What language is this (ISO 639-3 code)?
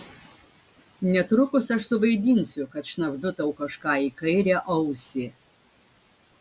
lit